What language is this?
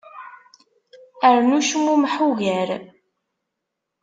Kabyle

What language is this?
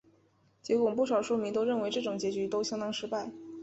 Chinese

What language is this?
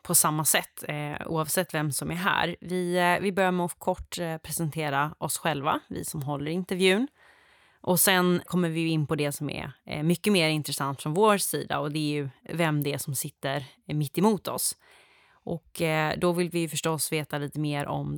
Swedish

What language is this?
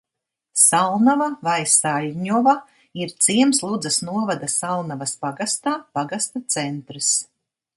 Latvian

